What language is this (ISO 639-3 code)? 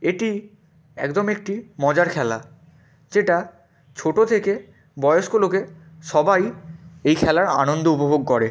ben